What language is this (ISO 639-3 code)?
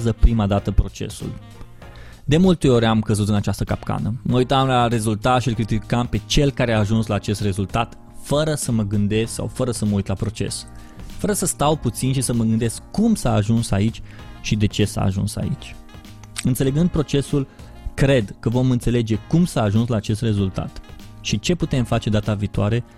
ron